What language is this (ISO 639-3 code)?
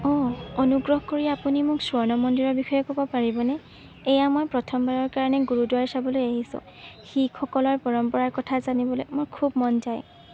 asm